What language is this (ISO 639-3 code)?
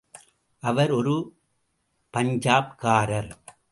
tam